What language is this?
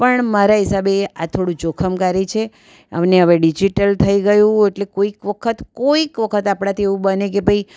Gujarati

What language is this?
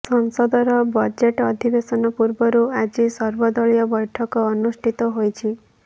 Odia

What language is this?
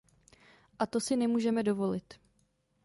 Czech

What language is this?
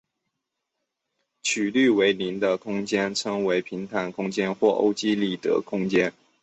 Chinese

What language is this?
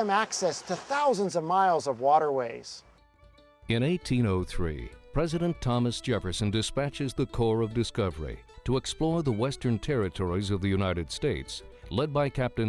English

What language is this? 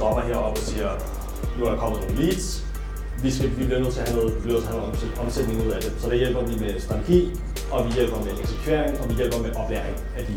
Danish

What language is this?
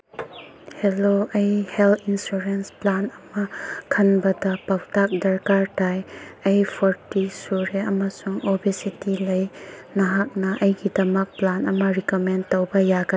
Manipuri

